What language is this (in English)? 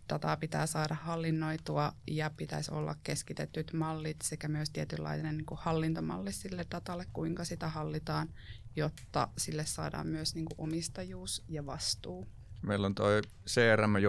Finnish